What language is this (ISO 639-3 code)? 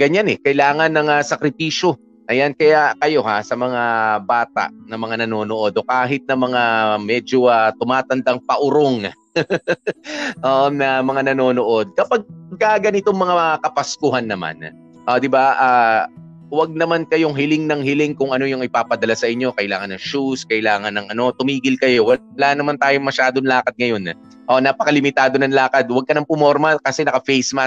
fil